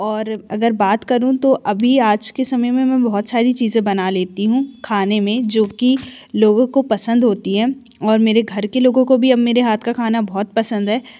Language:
Hindi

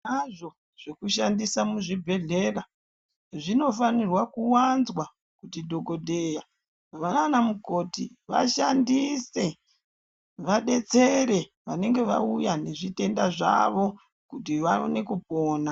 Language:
Ndau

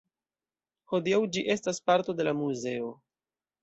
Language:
Esperanto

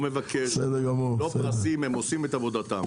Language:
Hebrew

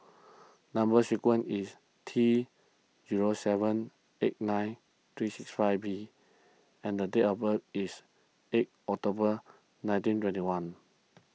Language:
English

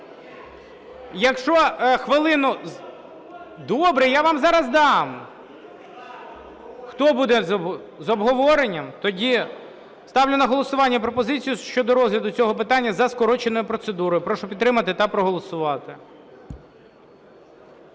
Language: Ukrainian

